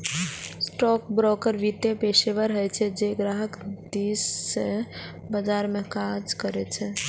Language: Maithili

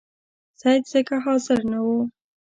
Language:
Pashto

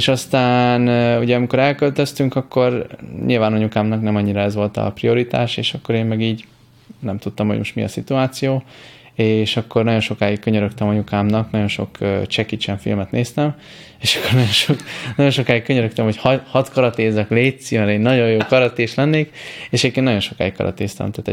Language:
Hungarian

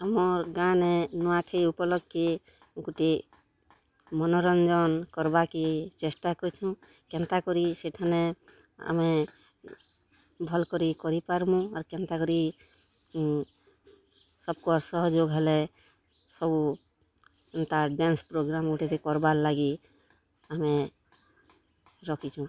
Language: Odia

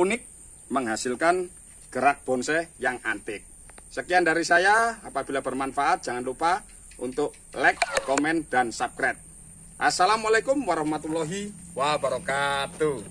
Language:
Indonesian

